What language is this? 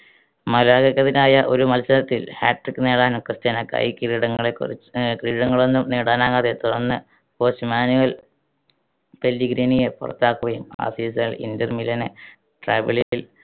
Malayalam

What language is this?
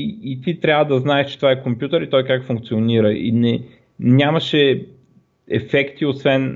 Bulgarian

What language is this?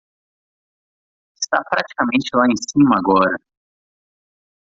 Portuguese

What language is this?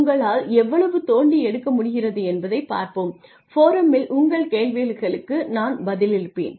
Tamil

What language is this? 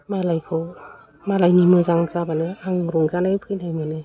Bodo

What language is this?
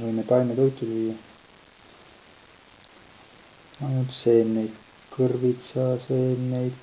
Estonian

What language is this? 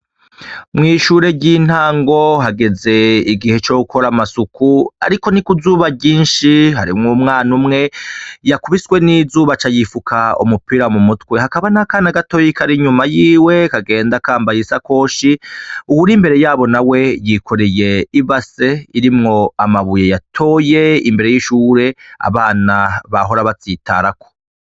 Rundi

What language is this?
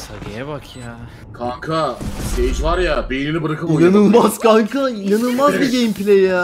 Turkish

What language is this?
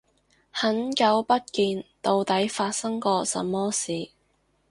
Cantonese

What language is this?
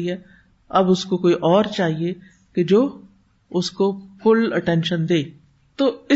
Urdu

